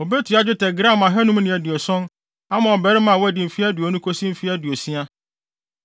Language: Akan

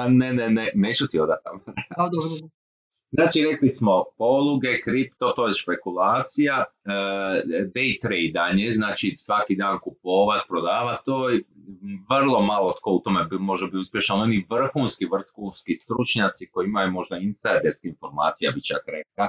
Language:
Croatian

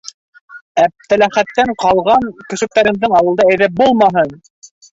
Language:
Bashkir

